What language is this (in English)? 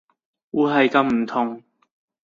Cantonese